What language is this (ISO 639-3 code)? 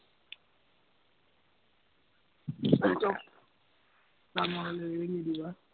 asm